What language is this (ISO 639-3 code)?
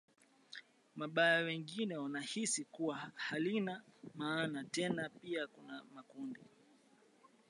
swa